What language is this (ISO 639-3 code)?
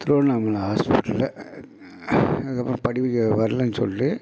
tam